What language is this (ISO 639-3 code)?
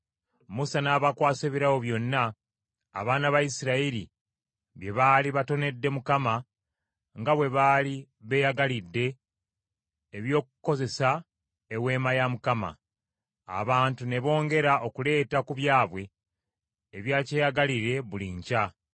lug